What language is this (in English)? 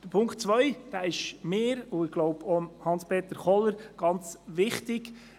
Swiss German